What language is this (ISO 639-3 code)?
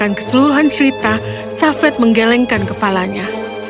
ind